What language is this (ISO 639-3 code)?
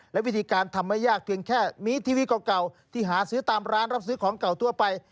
tha